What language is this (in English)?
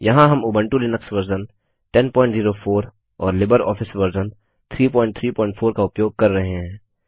Hindi